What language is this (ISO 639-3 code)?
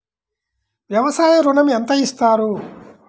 tel